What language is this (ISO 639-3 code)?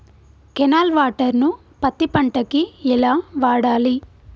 tel